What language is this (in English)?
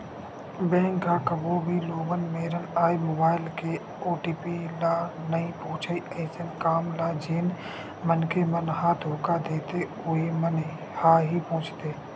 Chhattisgarhi